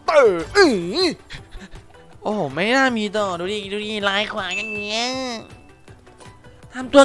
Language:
Thai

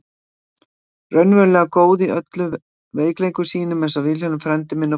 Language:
Icelandic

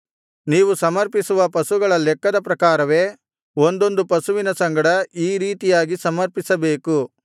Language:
Kannada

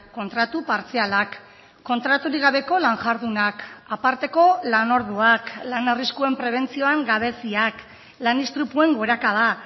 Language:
Basque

